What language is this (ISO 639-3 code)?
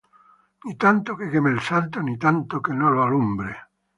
spa